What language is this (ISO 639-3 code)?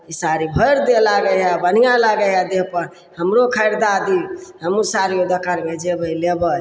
mai